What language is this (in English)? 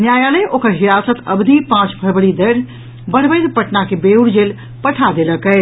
Maithili